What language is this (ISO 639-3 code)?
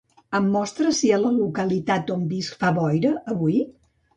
cat